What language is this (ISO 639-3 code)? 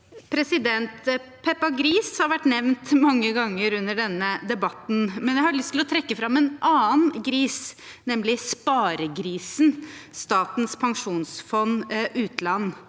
nor